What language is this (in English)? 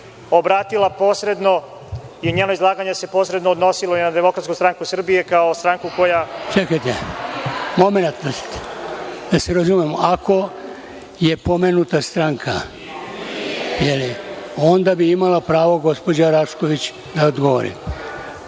Serbian